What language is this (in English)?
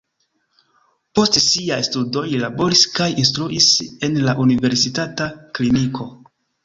Esperanto